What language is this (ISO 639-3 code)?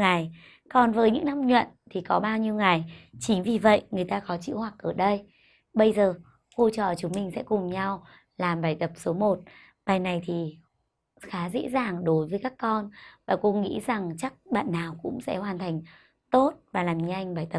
vie